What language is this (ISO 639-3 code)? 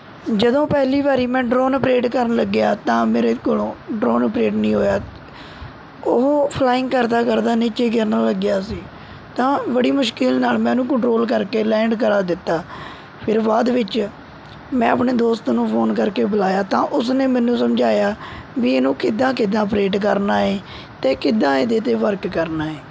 pan